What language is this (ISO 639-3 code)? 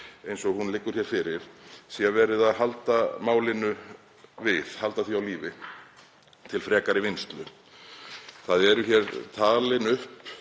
isl